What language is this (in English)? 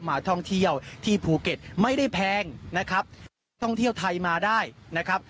Thai